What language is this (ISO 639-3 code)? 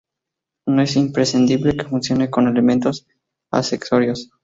spa